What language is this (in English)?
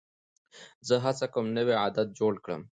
Pashto